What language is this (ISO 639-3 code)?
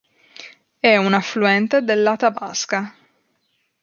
ita